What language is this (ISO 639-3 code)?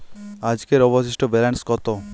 ben